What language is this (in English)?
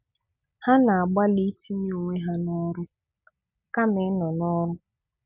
Igbo